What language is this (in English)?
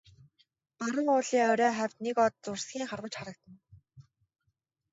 Mongolian